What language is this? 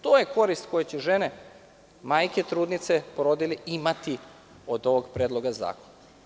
Serbian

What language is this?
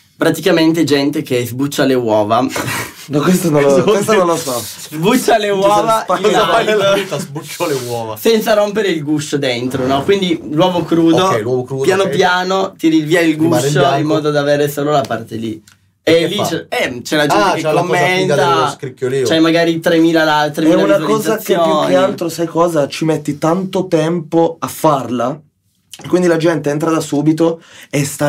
Italian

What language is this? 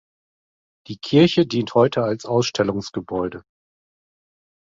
German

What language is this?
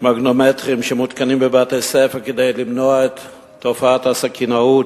Hebrew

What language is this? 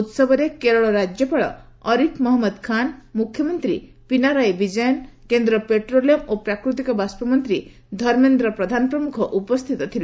Odia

